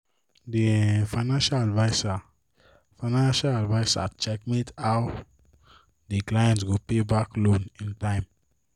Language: Nigerian Pidgin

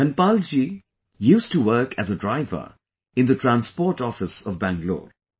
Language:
English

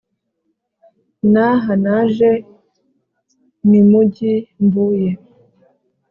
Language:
Kinyarwanda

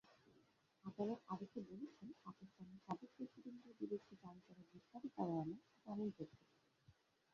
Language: Bangla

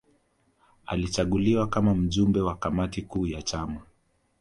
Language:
Swahili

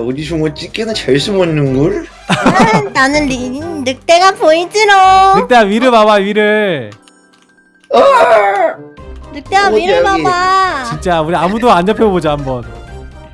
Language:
Korean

